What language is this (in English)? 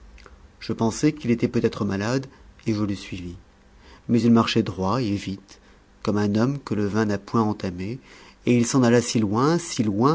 French